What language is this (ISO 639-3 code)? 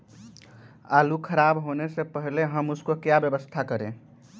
mag